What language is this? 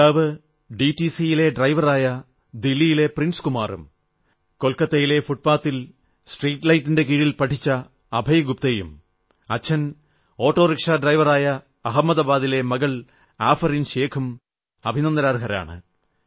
Malayalam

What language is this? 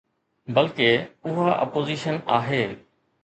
Sindhi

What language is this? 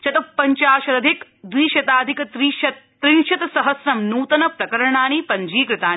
Sanskrit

